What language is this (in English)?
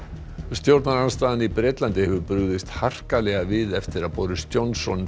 Icelandic